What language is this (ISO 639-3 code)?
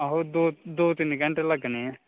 doi